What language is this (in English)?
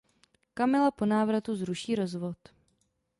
Czech